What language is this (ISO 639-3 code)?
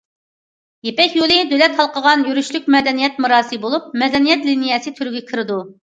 uig